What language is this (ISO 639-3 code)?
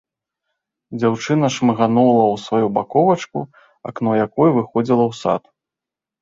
bel